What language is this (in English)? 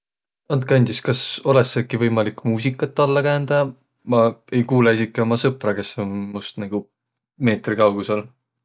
Võro